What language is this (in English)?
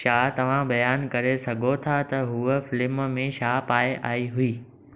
Sindhi